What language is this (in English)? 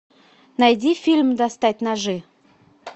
Russian